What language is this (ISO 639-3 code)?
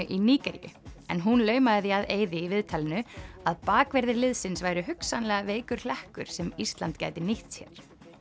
isl